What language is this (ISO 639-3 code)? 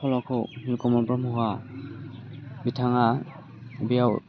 brx